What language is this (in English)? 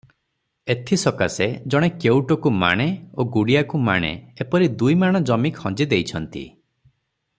Odia